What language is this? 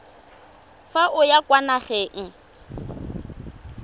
Tswana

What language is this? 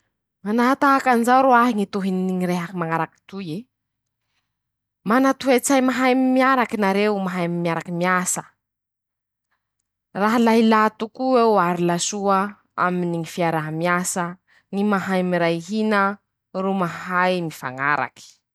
Masikoro Malagasy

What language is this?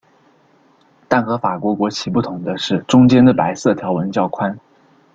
Chinese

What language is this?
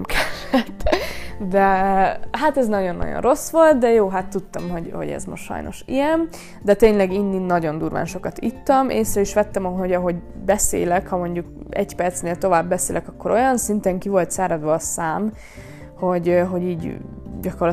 Hungarian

